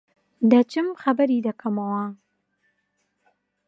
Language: Central Kurdish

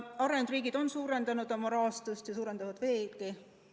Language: Estonian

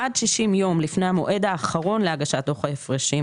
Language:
Hebrew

